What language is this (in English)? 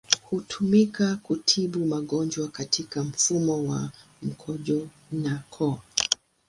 Swahili